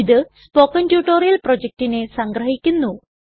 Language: Malayalam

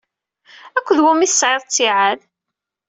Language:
Kabyle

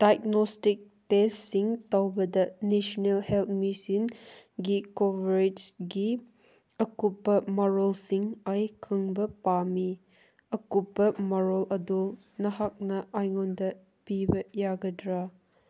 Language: Manipuri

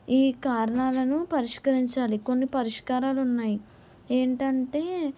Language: Telugu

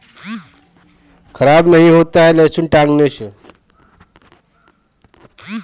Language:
Bhojpuri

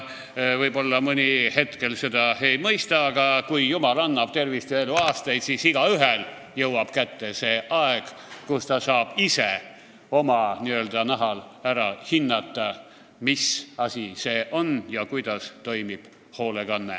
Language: Estonian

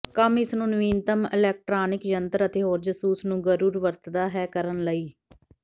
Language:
Punjabi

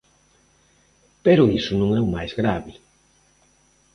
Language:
Galician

